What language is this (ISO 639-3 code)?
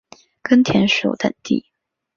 zho